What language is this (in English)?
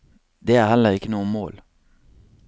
Norwegian